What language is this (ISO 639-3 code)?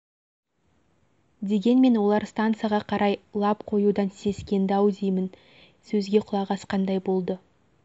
kaz